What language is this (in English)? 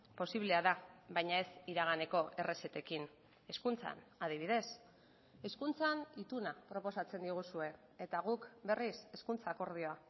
Basque